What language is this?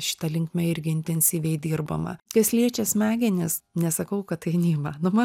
Lithuanian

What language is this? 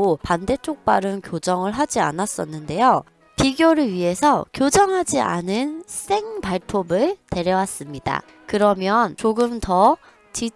Korean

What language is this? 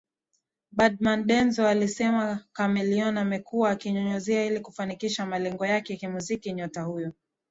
Swahili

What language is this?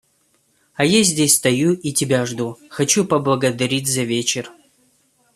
Russian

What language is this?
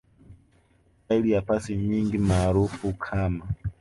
Swahili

